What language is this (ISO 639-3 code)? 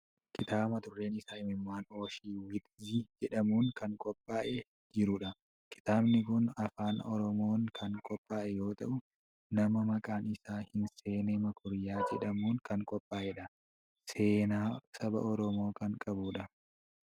orm